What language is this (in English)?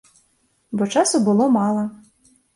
Belarusian